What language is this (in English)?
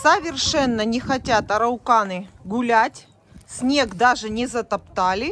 Russian